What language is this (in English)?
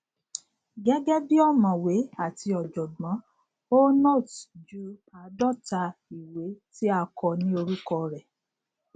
Yoruba